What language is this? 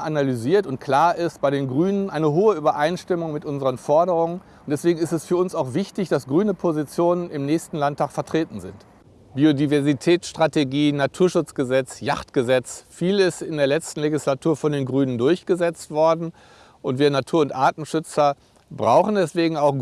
German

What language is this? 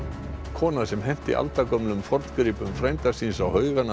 Icelandic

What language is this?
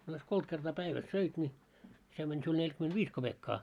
Finnish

